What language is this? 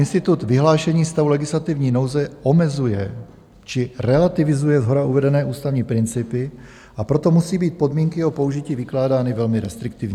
Czech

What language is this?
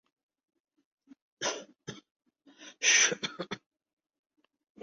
Urdu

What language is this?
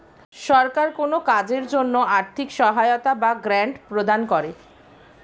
Bangla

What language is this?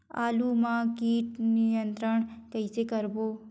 Chhattisgarhi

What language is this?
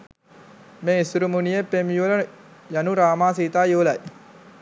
Sinhala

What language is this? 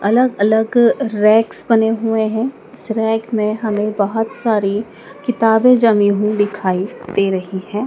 Hindi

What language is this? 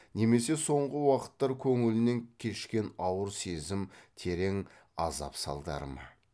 Kazakh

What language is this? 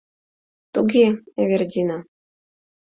Mari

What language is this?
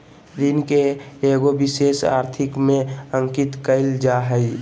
Magahi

